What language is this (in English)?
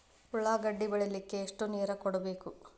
Kannada